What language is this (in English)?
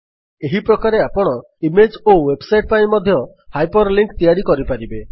Odia